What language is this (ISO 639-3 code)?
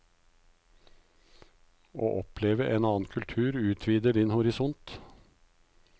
nor